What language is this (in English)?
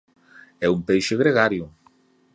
Galician